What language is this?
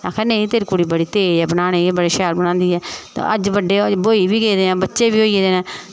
Dogri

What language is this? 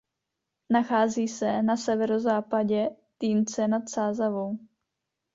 Czech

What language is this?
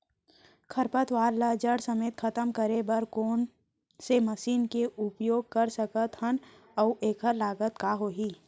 Chhattisgarhi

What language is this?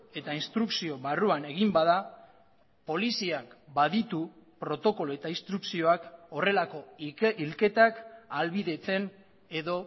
Basque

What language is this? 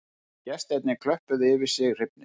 Icelandic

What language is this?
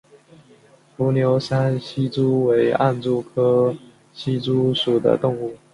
Chinese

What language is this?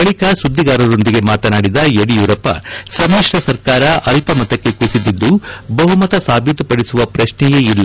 Kannada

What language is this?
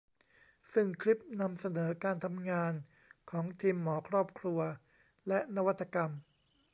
Thai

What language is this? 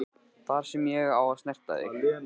Icelandic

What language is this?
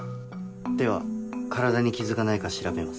Japanese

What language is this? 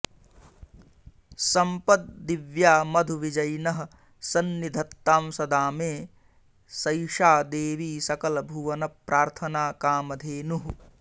Sanskrit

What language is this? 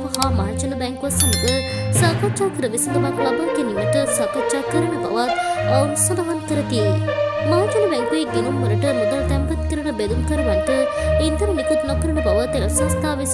Romanian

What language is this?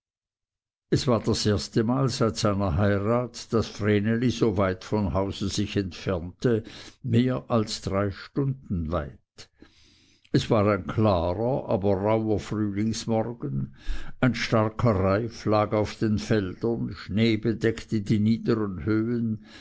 German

